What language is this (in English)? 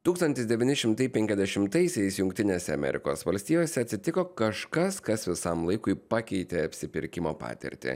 Lithuanian